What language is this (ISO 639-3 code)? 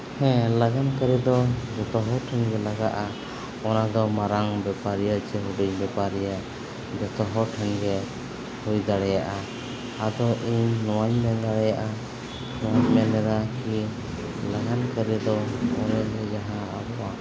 sat